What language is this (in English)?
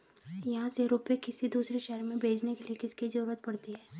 Hindi